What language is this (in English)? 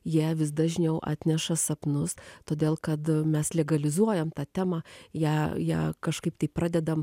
Lithuanian